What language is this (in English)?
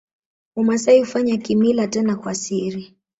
Swahili